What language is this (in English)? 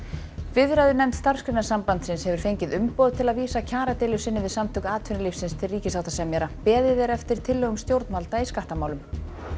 Icelandic